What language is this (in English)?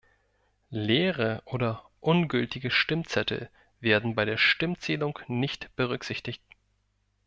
German